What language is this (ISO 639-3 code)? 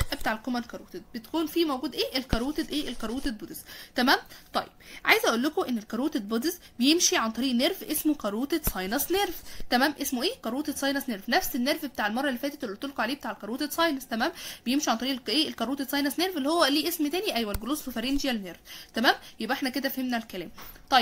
ara